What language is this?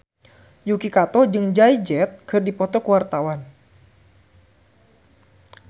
Sundanese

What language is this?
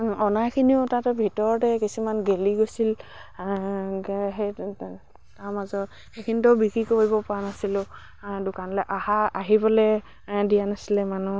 Assamese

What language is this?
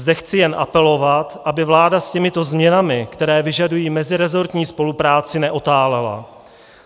Czech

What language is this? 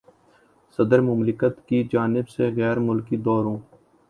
Urdu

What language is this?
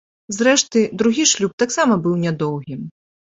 Belarusian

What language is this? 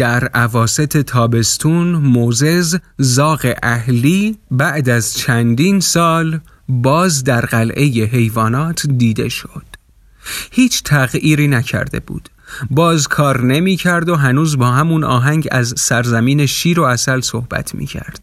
Persian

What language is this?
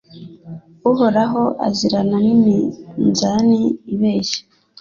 Kinyarwanda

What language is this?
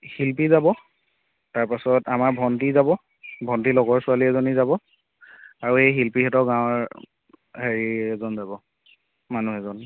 Assamese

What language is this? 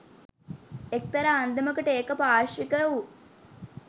Sinhala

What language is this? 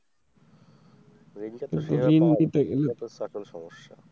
Bangla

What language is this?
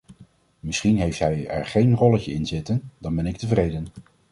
Dutch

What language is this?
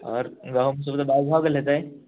Maithili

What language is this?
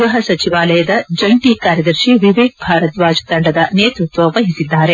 Kannada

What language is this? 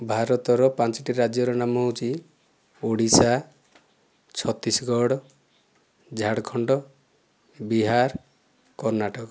Odia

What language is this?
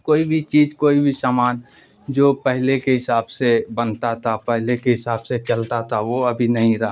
Urdu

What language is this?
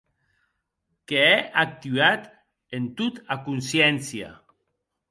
Occitan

